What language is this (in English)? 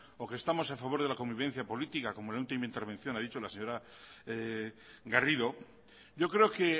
Spanish